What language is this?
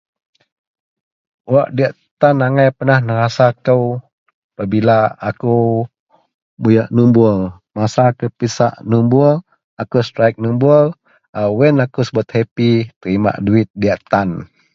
Central Melanau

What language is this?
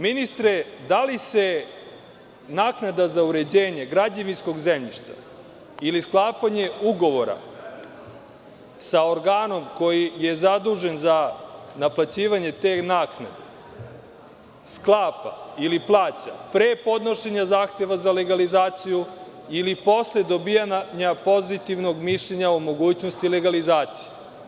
Serbian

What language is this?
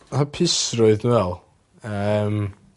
Welsh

